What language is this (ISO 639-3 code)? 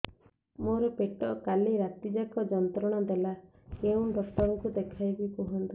ori